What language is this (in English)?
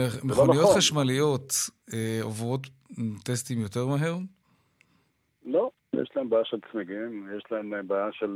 Hebrew